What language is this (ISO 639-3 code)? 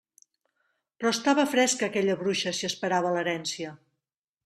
cat